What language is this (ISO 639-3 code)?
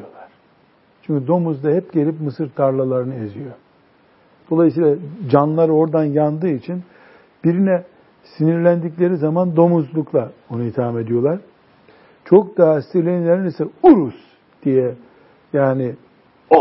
tur